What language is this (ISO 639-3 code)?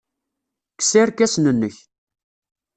kab